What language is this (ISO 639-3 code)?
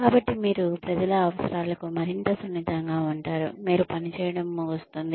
tel